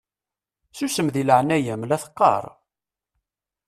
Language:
Kabyle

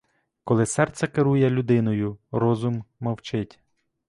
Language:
Ukrainian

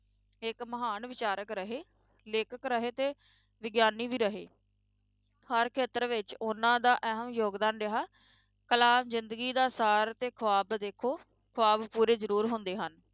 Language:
Punjabi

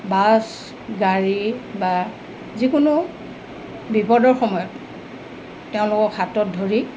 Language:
Assamese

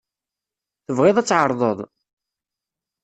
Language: Kabyle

